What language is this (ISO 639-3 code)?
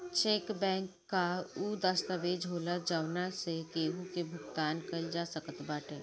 bho